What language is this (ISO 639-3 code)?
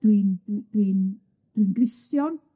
cym